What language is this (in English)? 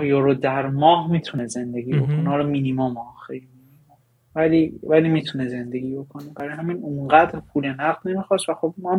Persian